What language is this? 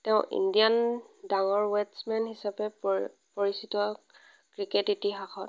Assamese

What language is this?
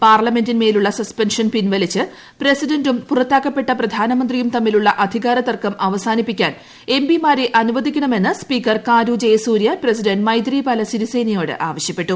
Malayalam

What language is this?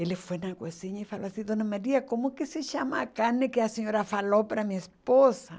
Portuguese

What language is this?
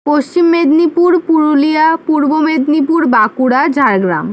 Bangla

